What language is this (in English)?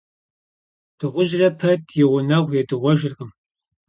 Kabardian